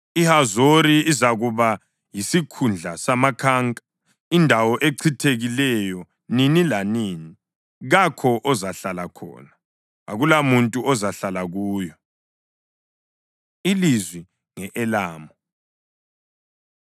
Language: North Ndebele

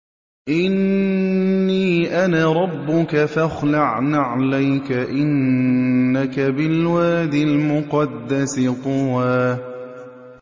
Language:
Arabic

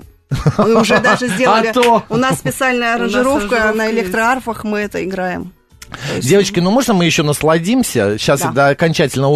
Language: Russian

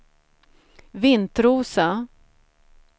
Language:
Swedish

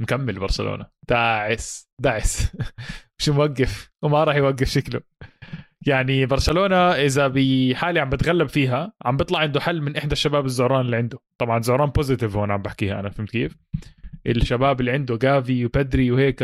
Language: Arabic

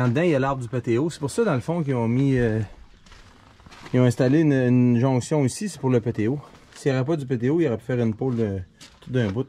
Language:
French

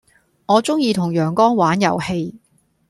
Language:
Cantonese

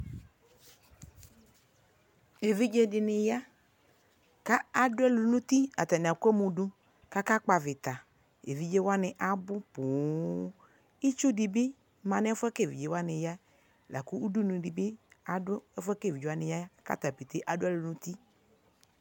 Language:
Ikposo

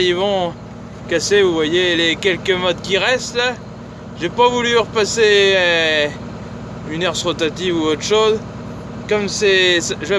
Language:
French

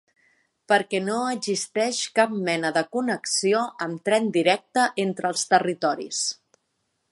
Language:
Catalan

